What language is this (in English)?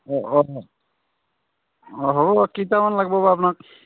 Assamese